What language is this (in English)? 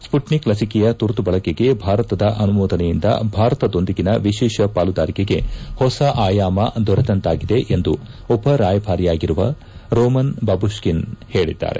Kannada